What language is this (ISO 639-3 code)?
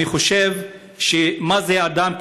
heb